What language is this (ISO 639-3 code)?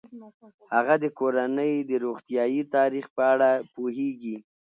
pus